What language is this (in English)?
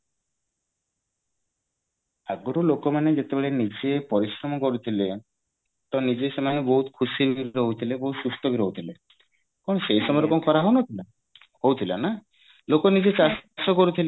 Odia